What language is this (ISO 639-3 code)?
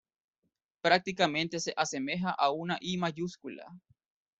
spa